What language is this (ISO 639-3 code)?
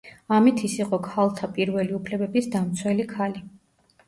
kat